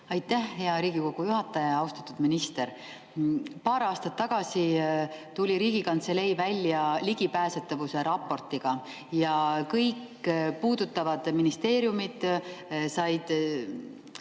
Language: Estonian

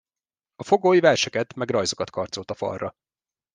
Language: Hungarian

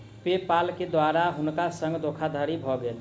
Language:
Maithili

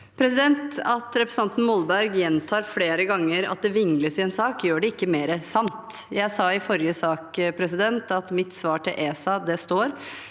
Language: Norwegian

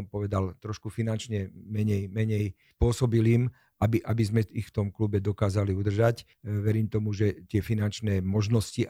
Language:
Slovak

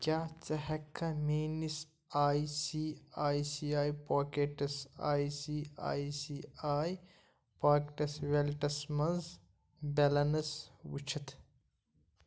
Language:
Kashmiri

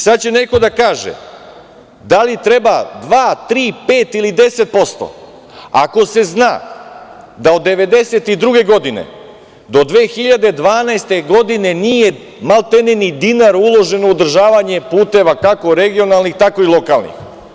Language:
Serbian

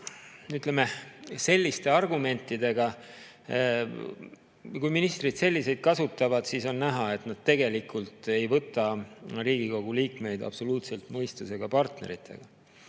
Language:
Estonian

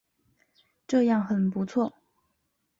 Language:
Chinese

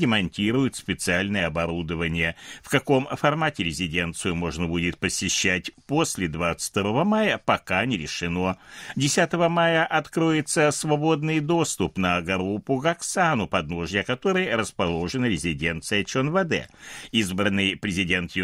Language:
Russian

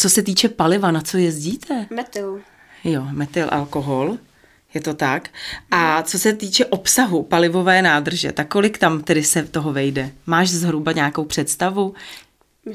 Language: Czech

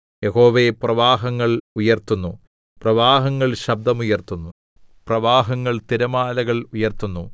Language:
Malayalam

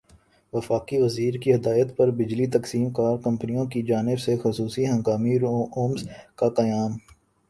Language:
Urdu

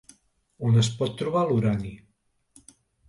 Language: Catalan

